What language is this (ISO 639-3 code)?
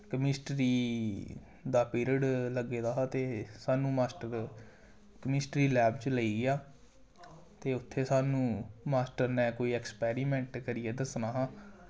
doi